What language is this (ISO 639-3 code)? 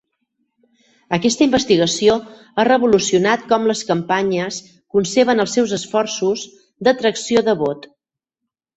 cat